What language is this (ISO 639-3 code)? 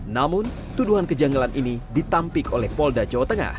ind